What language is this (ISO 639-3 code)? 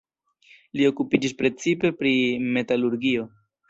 epo